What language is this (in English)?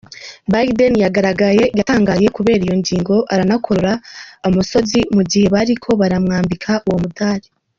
Kinyarwanda